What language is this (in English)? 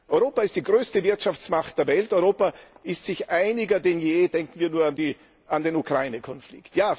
German